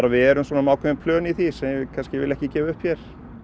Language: Icelandic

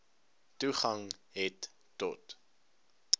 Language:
Afrikaans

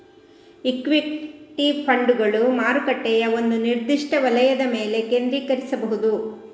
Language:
Kannada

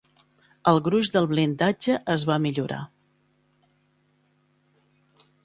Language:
Catalan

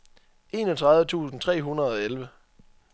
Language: Danish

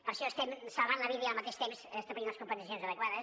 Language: Catalan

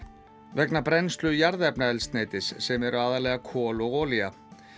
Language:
Icelandic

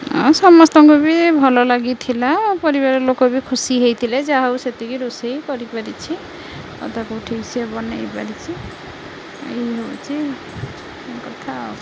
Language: Odia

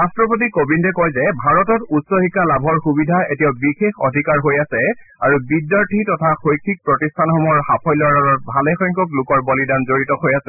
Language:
Assamese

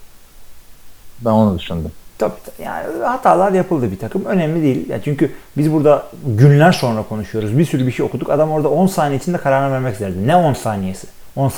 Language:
Turkish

